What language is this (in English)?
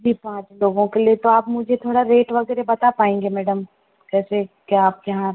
Hindi